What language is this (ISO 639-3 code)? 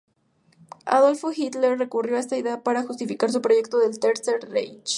spa